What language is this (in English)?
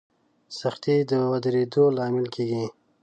Pashto